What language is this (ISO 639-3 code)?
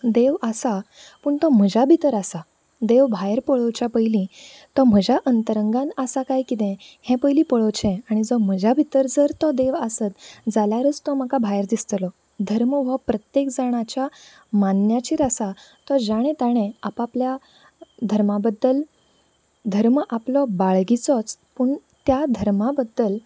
kok